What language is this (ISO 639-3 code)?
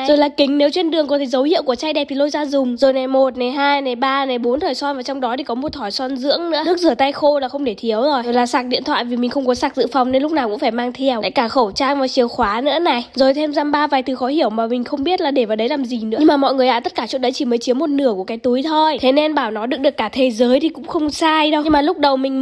vie